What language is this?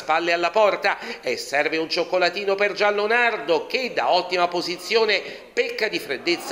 Italian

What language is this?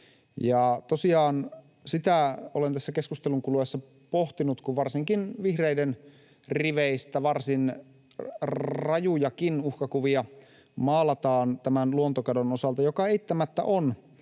Finnish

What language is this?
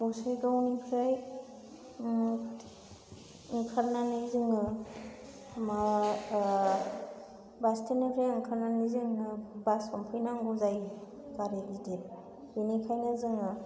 Bodo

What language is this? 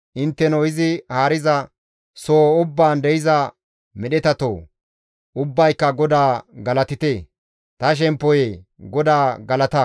Gamo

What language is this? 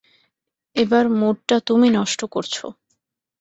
Bangla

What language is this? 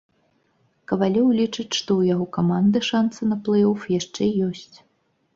Belarusian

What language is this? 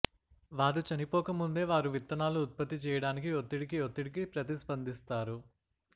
Telugu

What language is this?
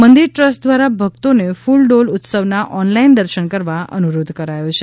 Gujarati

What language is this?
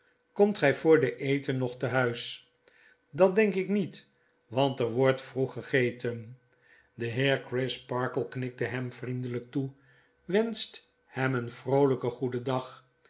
Dutch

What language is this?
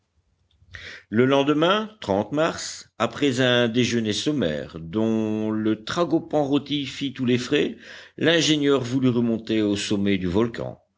French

